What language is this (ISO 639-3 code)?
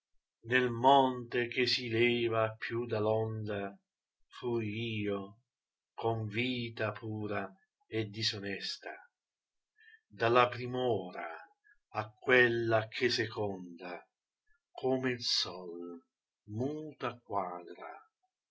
ita